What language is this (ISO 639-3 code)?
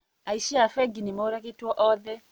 kik